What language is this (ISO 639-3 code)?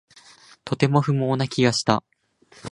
jpn